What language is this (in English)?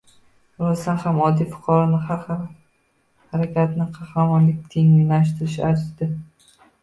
Uzbek